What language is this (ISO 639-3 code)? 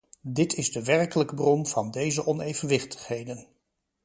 nld